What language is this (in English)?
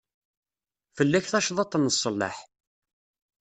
Kabyle